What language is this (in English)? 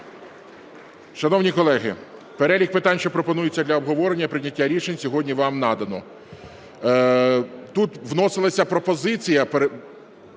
Ukrainian